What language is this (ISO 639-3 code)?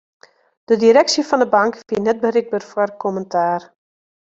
fry